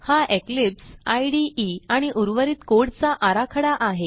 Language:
Marathi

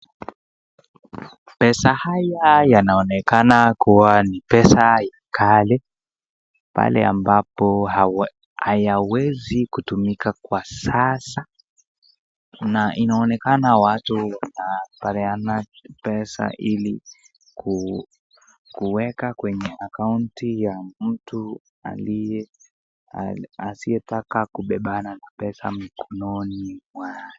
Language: Swahili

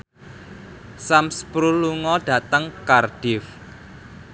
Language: Javanese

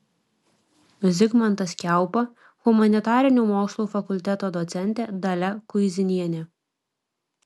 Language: Lithuanian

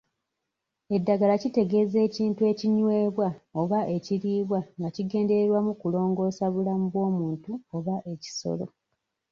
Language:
Ganda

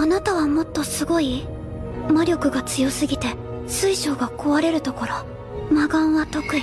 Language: Japanese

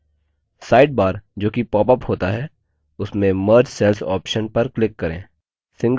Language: Hindi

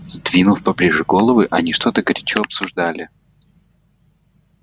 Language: Russian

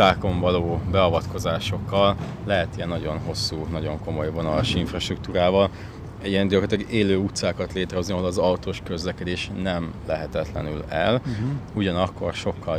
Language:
Hungarian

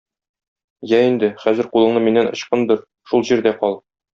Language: Tatar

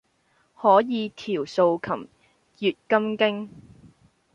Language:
Cantonese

